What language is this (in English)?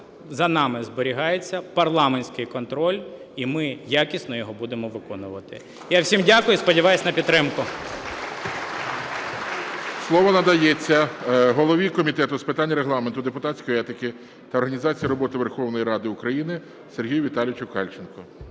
Ukrainian